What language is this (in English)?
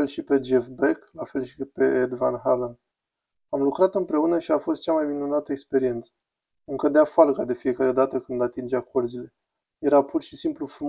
Romanian